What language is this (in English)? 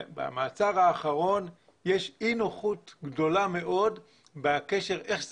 Hebrew